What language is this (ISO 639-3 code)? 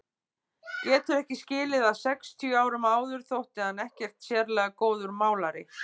isl